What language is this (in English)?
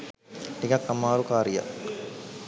Sinhala